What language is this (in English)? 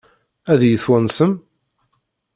Kabyle